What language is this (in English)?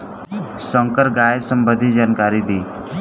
Bhojpuri